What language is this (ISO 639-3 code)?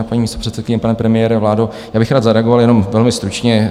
ces